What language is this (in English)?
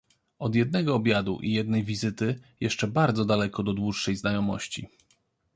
Polish